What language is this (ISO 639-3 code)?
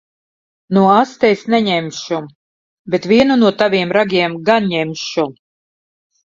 lav